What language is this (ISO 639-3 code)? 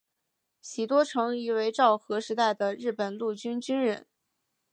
zho